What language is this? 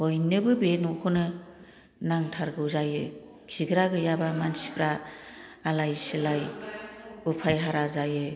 Bodo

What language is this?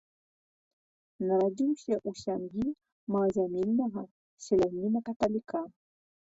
Belarusian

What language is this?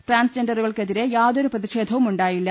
Malayalam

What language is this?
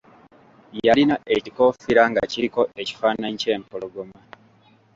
Ganda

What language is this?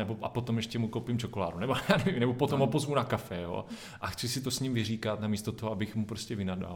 Czech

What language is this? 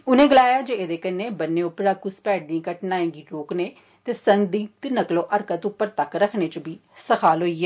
Dogri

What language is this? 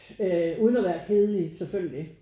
Danish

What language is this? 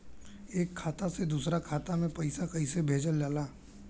Bhojpuri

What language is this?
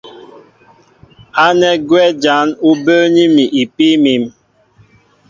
Mbo (Cameroon)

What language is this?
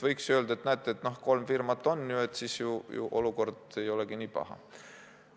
Estonian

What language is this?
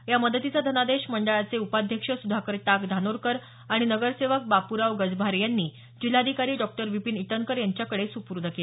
Marathi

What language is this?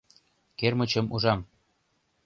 Mari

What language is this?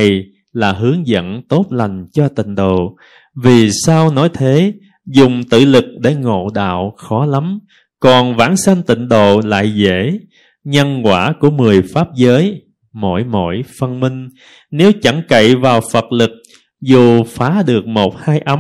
Vietnamese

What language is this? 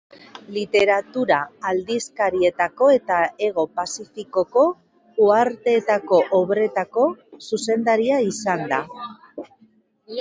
Basque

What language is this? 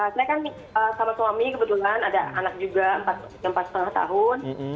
Indonesian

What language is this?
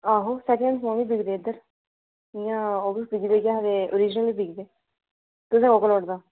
Dogri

